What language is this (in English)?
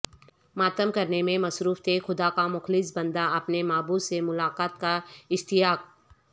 Urdu